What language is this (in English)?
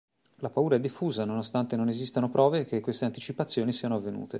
Italian